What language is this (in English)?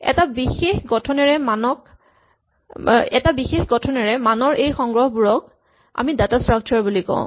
Assamese